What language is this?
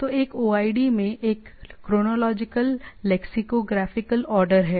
Hindi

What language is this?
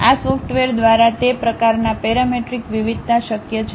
Gujarati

